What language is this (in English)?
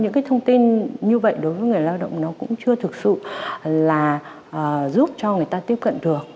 Vietnamese